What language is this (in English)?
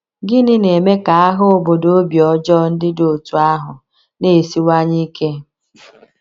Igbo